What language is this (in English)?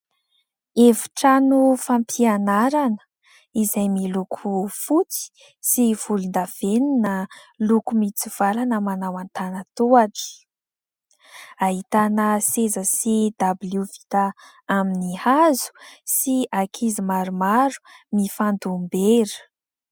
Malagasy